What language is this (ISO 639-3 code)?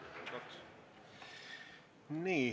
est